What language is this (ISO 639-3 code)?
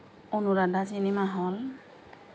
asm